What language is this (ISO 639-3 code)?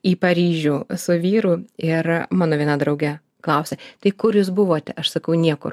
lit